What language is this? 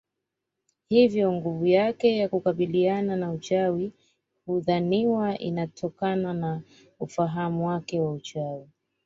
Swahili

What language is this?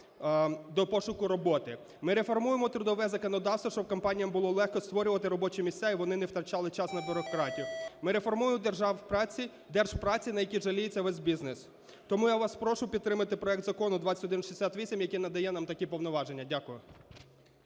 Ukrainian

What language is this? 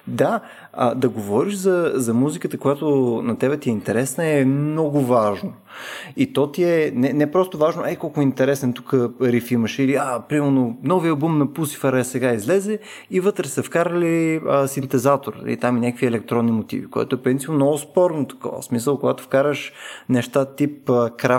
Bulgarian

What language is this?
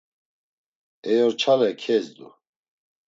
Laz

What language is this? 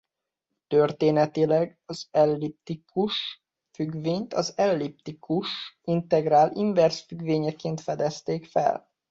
Hungarian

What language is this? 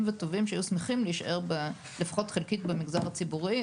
Hebrew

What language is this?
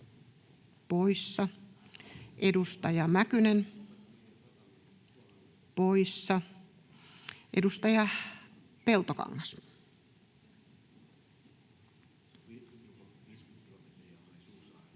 Finnish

